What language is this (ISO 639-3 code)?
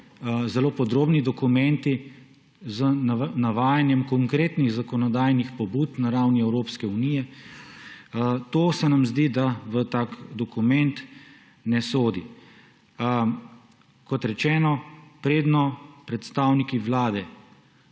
slv